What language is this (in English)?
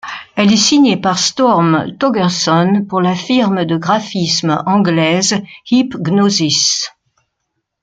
French